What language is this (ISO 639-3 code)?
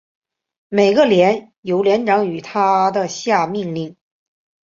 zho